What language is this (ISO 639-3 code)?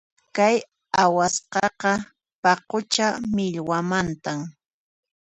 qxp